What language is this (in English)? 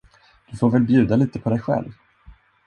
Swedish